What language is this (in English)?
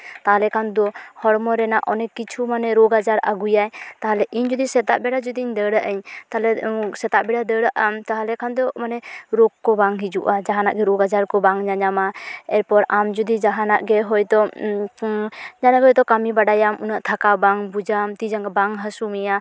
Santali